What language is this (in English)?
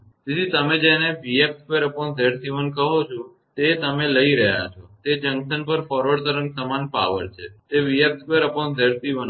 Gujarati